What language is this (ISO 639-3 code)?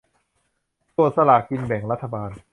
tha